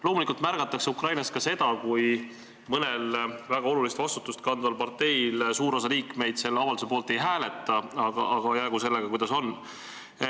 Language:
Estonian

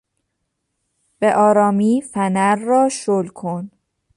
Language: Persian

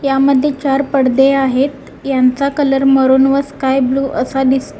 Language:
Marathi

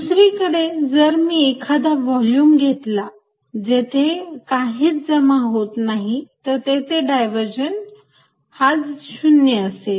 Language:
Marathi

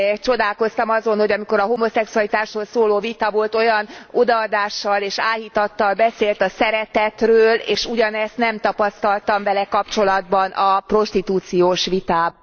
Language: Hungarian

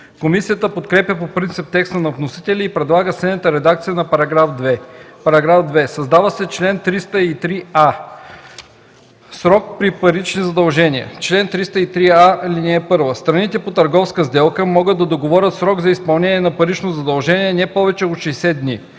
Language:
Bulgarian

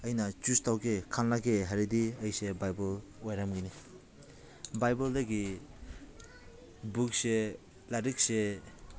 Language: Manipuri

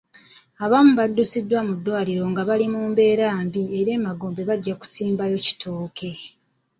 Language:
Ganda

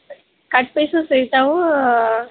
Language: Kannada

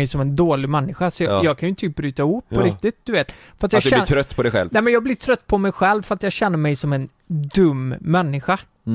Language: Swedish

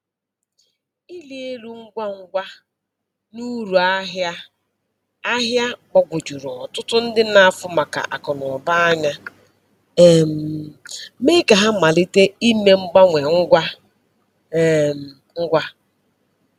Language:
Igbo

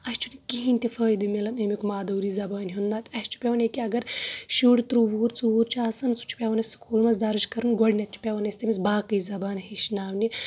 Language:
Kashmiri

